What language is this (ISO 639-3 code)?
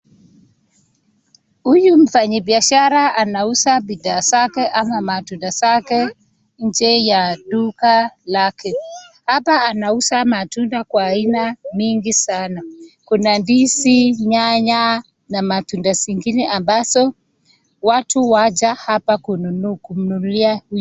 swa